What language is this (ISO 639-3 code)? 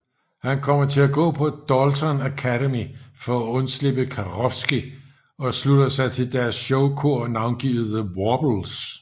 dan